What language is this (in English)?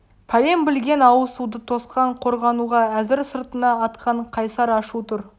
Kazakh